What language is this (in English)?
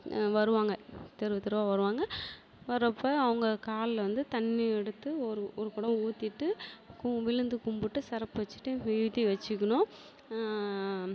Tamil